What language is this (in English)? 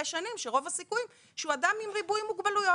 Hebrew